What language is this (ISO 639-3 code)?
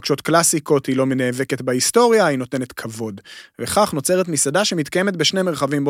heb